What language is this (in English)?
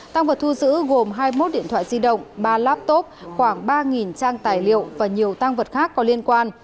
Vietnamese